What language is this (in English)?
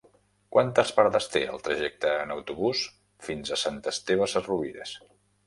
Catalan